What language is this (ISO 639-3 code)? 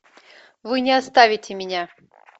rus